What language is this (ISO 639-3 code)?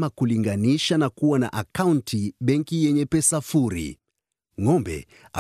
swa